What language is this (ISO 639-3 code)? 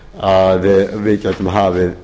isl